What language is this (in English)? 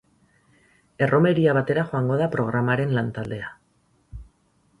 Basque